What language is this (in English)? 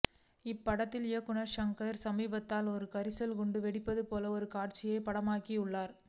Tamil